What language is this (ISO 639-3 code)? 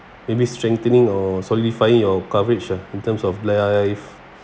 eng